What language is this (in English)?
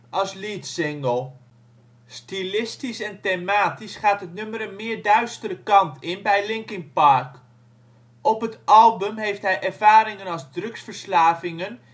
Dutch